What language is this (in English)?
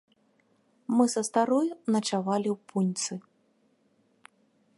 Belarusian